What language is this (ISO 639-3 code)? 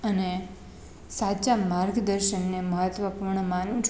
guj